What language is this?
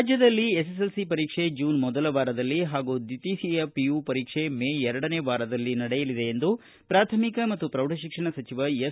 Kannada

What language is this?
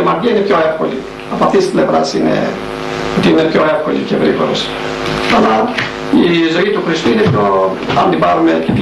Greek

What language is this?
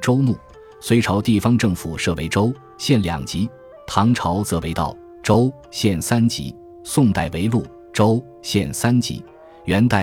Chinese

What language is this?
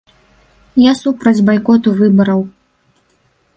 Belarusian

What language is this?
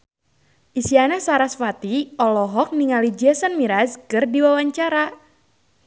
Sundanese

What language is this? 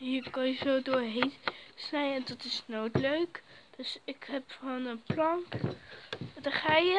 Dutch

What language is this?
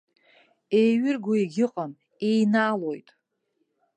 Abkhazian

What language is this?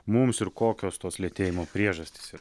Lithuanian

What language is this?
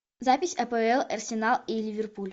Russian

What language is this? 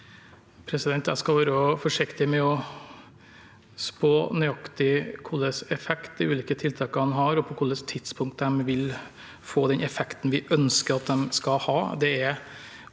Norwegian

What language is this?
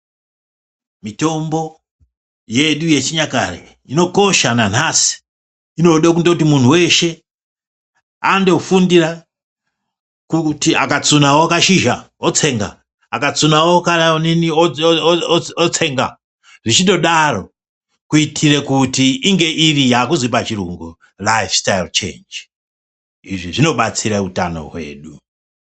Ndau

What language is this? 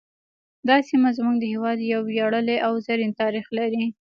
Pashto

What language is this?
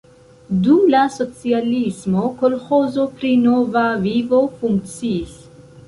Esperanto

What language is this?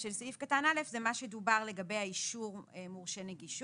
Hebrew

